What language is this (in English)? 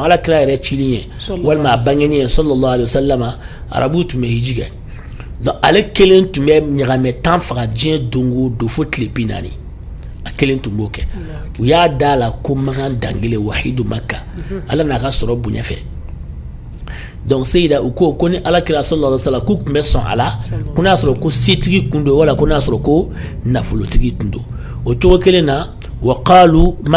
Arabic